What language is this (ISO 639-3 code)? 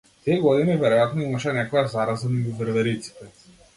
mkd